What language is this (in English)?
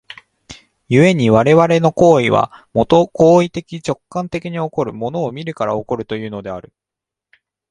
Japanese